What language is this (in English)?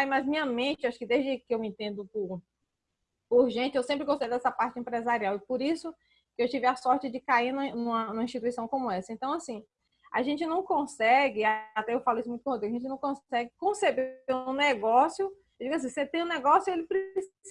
Portuguese